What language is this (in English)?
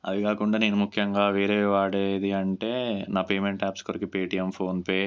Telugu